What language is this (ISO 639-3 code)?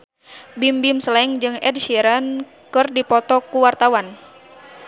sun